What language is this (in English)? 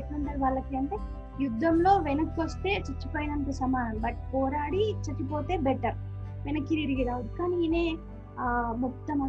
Telugu